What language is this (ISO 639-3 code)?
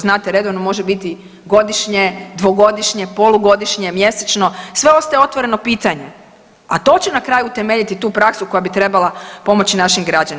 hrv